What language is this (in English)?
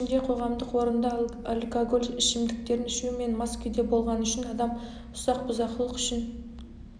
Kazakh